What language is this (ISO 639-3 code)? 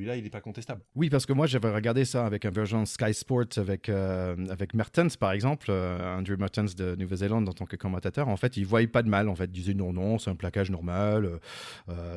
fra